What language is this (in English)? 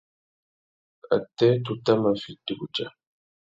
Tuki